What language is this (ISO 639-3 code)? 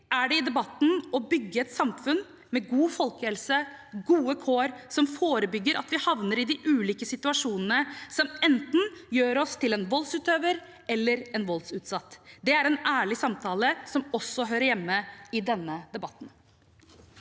nor